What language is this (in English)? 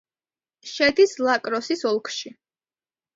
Georgian